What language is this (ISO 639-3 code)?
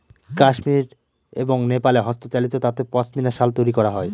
ben